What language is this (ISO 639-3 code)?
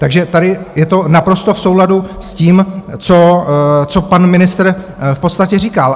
ces